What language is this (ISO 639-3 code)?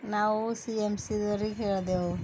kan